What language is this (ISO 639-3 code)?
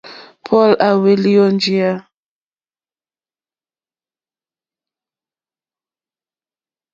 bri